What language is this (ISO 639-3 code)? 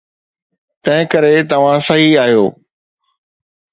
snd